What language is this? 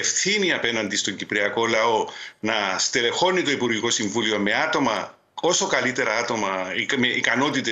Greek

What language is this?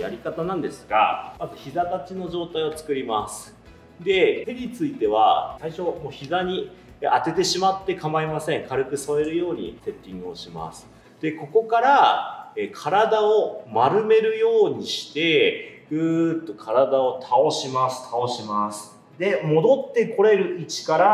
Japanese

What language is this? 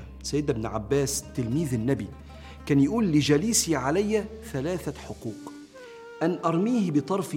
Arabic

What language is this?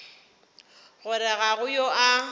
Northern Sotho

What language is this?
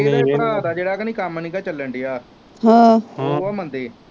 Punjabi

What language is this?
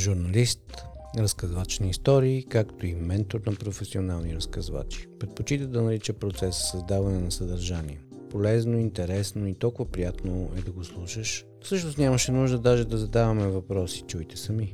Bulgarian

